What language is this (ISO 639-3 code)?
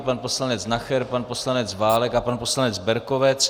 ces